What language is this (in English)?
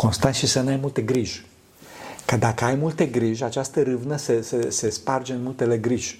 Romanian